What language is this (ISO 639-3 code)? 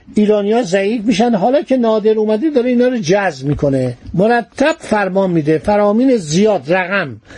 fas